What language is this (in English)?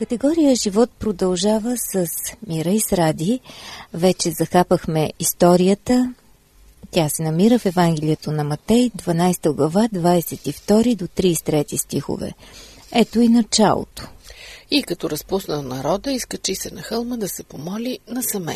Bulgarian